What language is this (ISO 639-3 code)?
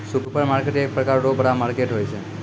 mai